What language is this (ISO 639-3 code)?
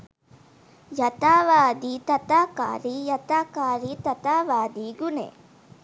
sin